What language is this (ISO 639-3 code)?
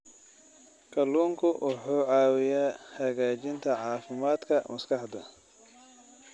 som